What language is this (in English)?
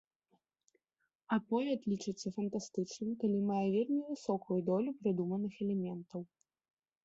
Belarusian